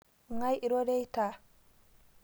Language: Masai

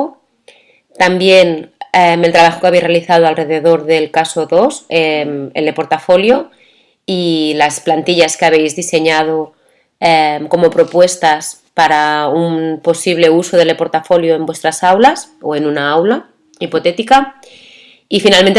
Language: Spanish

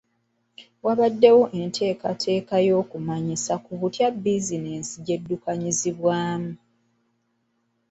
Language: Ganda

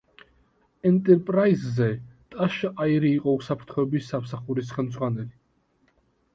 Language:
Georgian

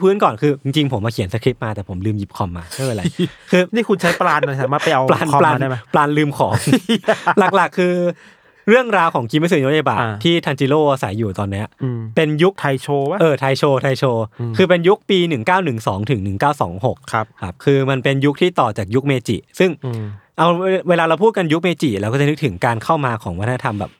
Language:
Thai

